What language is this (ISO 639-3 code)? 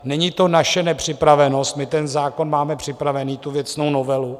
ces